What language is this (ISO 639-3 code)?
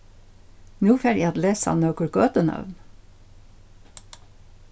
fao